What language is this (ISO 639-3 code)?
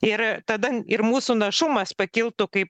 lit